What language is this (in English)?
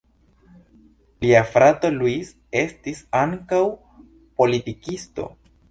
Esperanto